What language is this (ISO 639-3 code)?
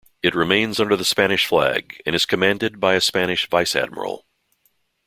eng